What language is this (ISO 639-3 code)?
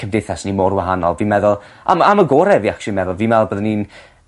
cym